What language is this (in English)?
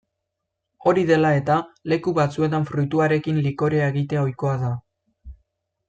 Basque